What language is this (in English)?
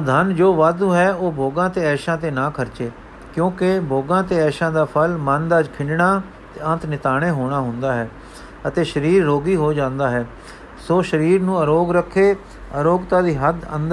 Punjabi